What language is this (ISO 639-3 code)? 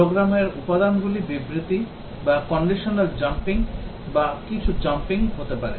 ben